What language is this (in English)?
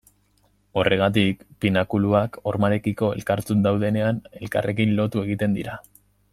Basque